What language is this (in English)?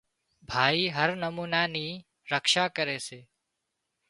Wadiyara Koli